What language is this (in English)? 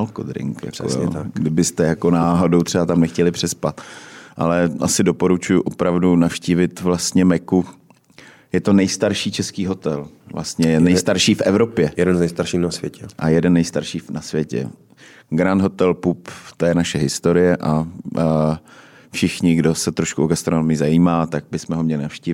Czech